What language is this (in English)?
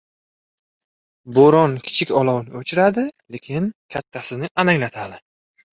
Uzbek